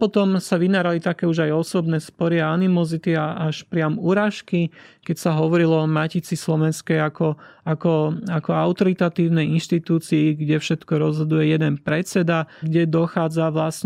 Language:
Slovak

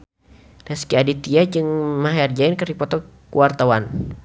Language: Sundanese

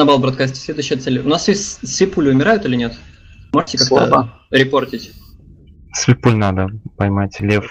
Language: Russian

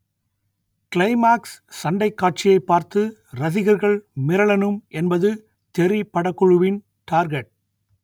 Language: Tamil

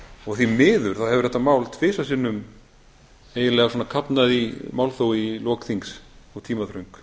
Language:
Icelandic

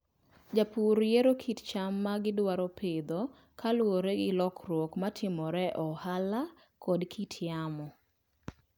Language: Luo (Kenya and Tanzania)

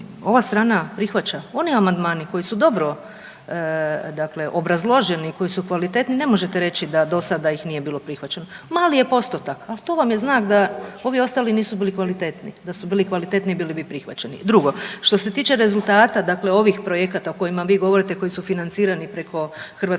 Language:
Croatian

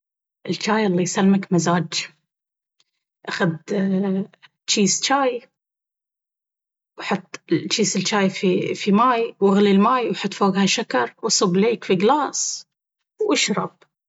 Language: Baharna Arabic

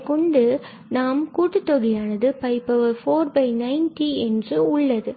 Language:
Tamil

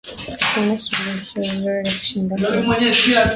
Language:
Swahili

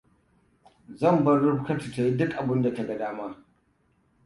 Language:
Hausa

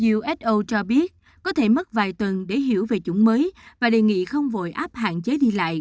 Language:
Vietnamese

